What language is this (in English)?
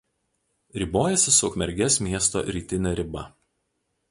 Lithuanian